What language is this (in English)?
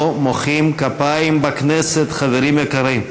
Hebrew